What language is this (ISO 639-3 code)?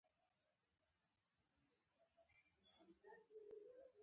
pus